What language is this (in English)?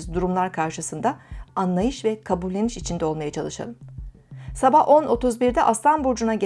Turkish